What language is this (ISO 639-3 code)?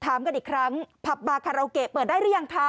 tha